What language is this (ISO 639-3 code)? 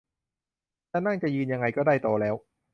tha